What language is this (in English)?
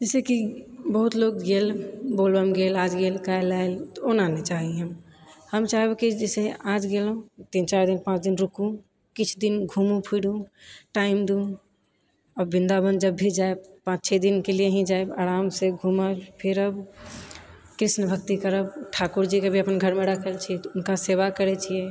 Maithili